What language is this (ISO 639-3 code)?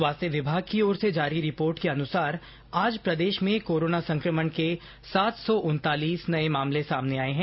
hin